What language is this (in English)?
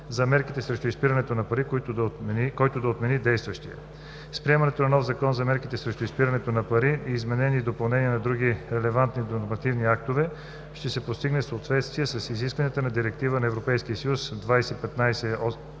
Bulgarian